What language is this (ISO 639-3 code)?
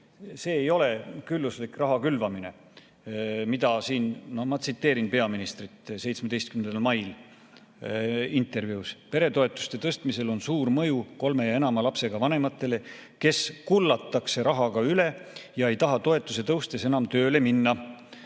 est